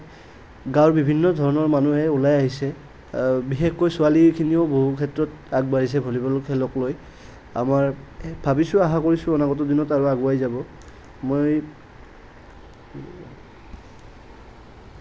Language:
Assamese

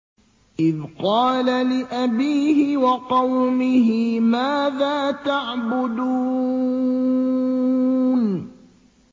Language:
Arabic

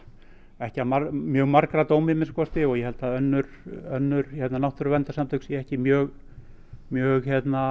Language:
Icelandic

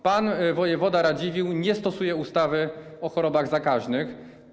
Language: Polish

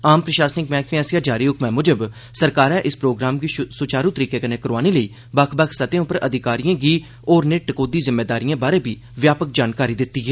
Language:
Dogri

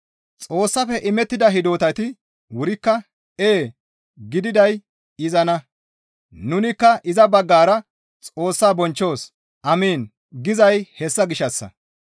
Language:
Gamo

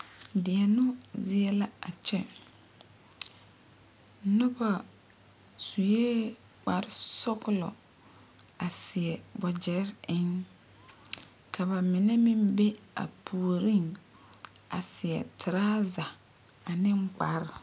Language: Southern Dagaare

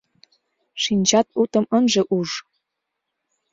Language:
Mari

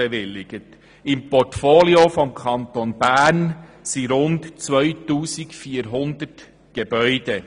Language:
Swiss German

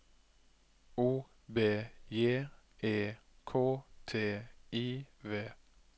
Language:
Norwegian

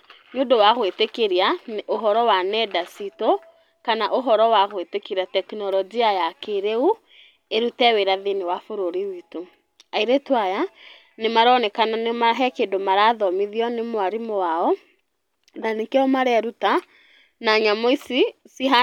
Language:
Kikuyu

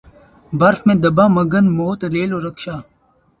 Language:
Urdu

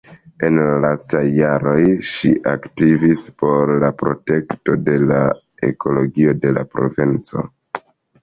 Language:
Esperanto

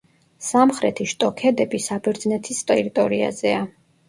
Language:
Georgian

